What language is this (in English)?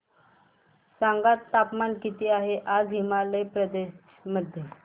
Marathi